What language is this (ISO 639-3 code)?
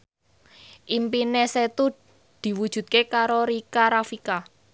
jav